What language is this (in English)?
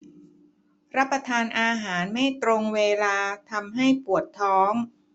Thai